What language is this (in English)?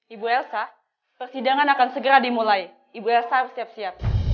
Indonesian